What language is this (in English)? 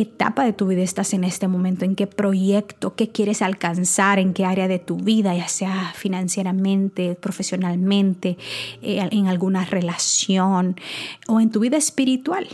Spanish